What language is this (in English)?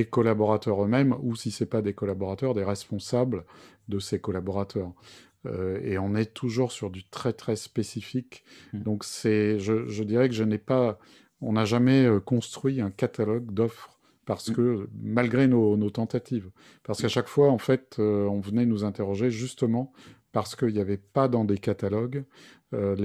French